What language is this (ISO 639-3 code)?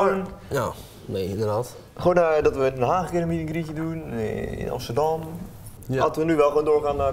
nld